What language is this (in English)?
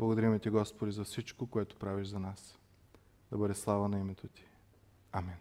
Bulgarian